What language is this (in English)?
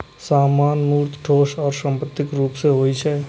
Maithili